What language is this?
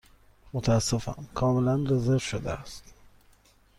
Persian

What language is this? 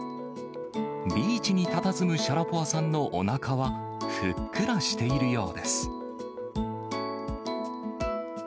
Japanese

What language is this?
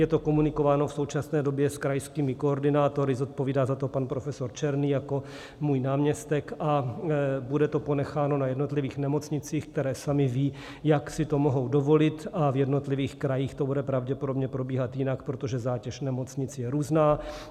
Czech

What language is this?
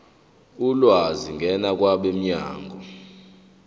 Zulu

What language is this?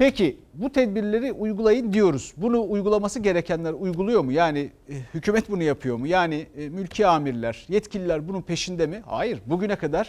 Turkish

